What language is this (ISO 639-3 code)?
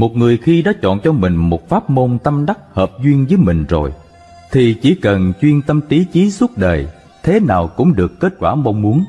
vie